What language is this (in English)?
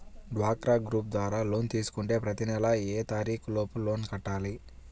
Telugu